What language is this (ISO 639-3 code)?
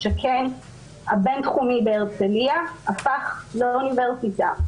heb